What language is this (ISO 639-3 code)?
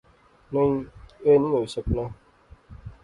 phr